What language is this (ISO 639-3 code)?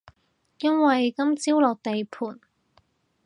yue